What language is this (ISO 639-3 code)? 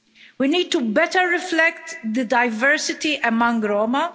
eng